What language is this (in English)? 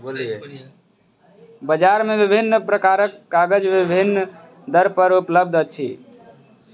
Maithili